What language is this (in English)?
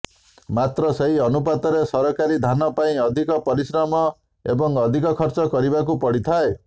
Odia